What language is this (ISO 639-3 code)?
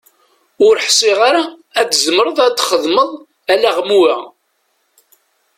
kab